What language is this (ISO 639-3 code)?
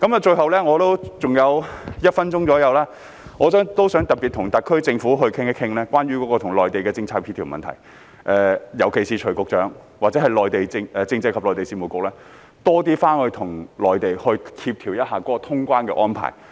yue